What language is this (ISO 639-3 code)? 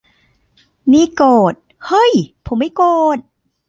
tha